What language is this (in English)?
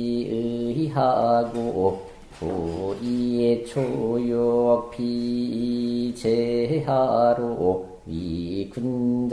Korean